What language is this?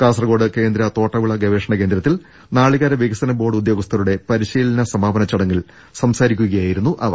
Malayalam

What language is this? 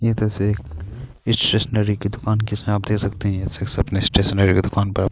Urdu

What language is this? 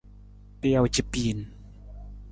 Nawdm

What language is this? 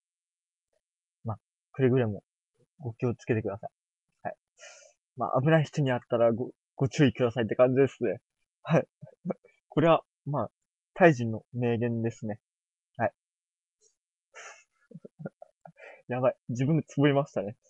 Japanese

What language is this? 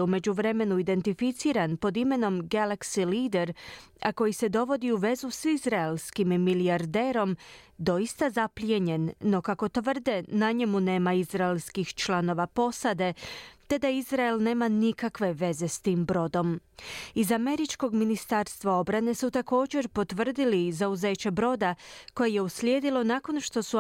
Croatian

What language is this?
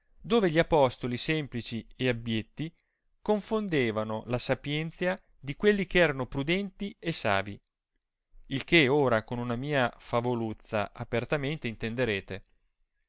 Italian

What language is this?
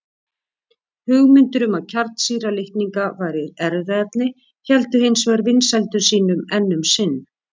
Icelandic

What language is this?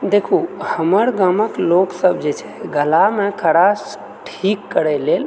Maithili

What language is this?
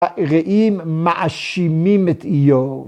Hebrew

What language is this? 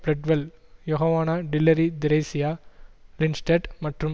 Tamil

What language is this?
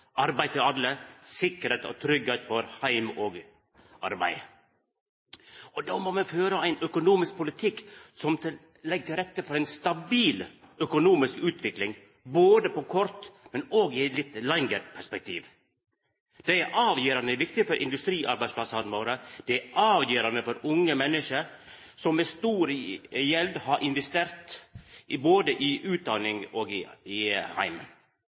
Norwegian Nynorsk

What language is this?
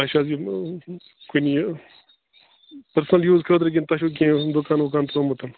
Kashmiri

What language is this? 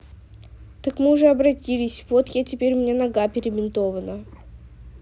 Russian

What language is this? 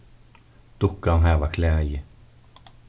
Faroese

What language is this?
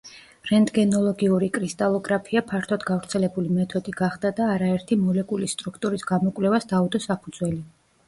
Georgian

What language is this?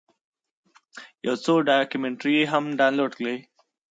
Pashto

